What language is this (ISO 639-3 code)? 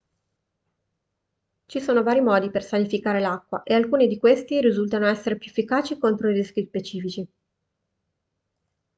ita